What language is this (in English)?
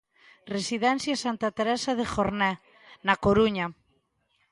Galician